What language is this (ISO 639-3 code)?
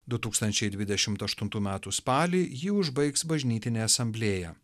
lit